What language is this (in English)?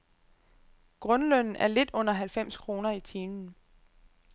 Danish